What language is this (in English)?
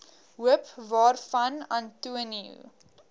Afrikaans